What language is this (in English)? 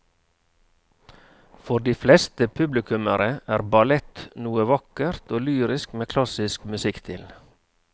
Norwegian